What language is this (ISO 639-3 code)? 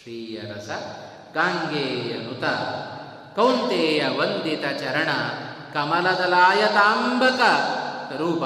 kan